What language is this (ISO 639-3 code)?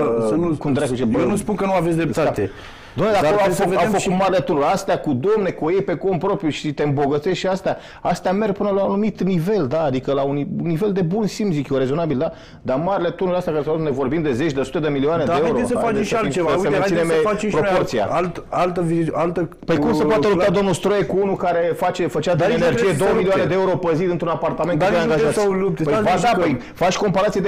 ron